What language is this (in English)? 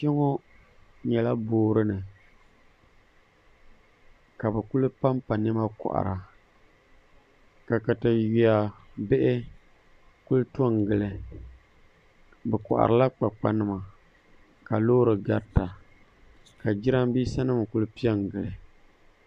Dagbani